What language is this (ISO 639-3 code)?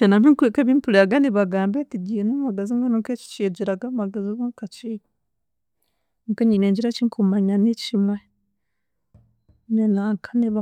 cgg